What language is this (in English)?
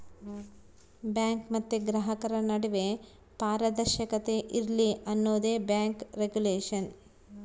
Kannada